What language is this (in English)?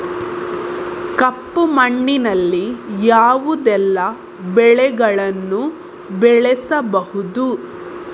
Kannada